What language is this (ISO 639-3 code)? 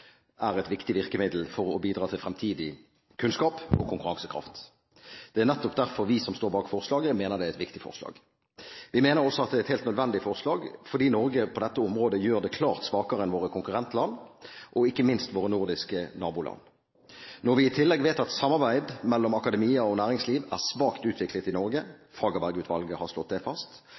nob